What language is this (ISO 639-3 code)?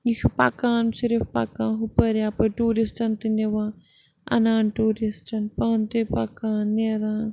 kas